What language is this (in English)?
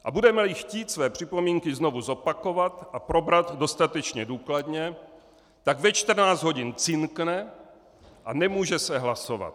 Czech